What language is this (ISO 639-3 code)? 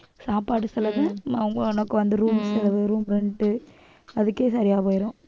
tam